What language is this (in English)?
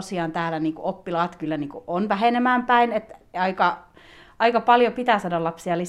Finnish